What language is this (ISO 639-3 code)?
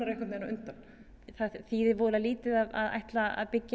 isl